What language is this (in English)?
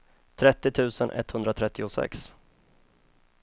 Swedish